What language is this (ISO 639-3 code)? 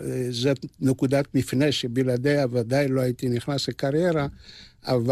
heb